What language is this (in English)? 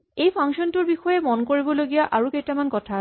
Assamese